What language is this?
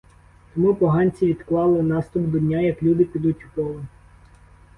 Ukrainian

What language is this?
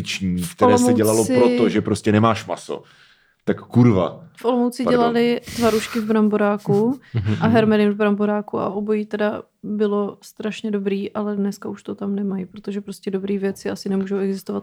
Czech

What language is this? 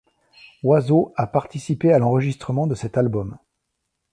French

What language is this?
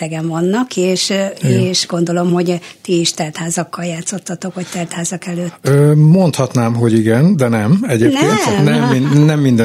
Hungarian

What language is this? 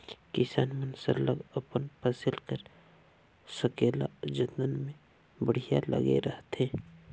Chhattisgarhi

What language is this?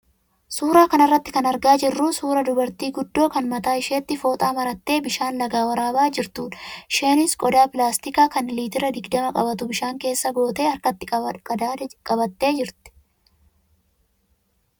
Oromo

